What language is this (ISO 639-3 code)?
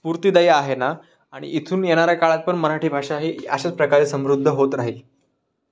mar